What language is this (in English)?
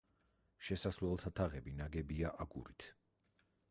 Georgian